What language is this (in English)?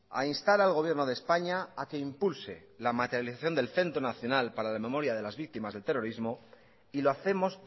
Spanish